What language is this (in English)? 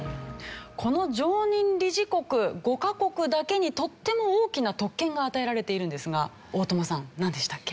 Japanese